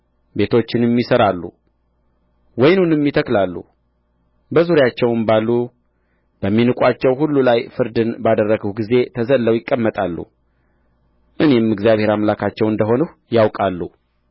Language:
Amharic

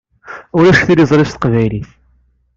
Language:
Kabyle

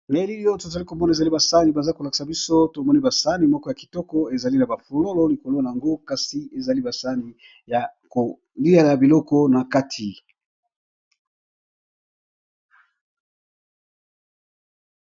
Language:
Lingala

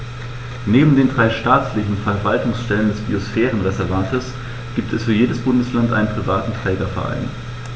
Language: German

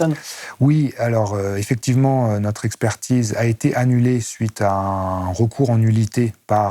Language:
French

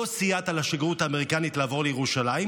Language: Hebrew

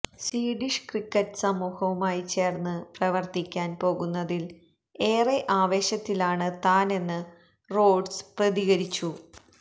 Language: Malayalam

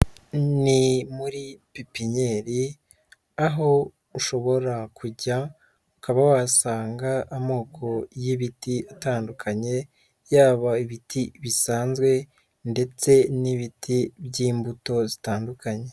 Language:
Kinyarwanda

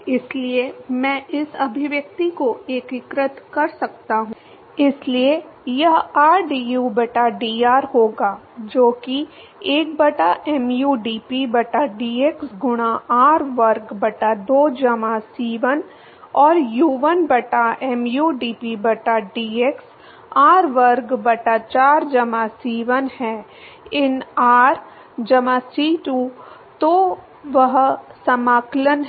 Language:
Hindi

